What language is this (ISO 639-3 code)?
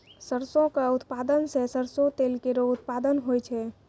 mai